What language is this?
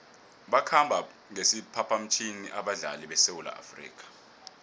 South Ndebele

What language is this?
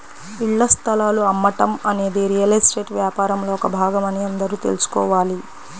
Telugu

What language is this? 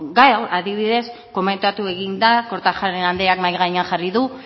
Basque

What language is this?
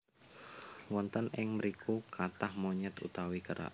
Javanese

